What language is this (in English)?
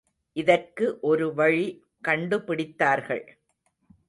Tamil